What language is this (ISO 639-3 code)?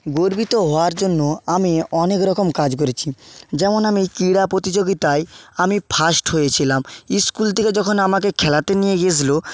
ben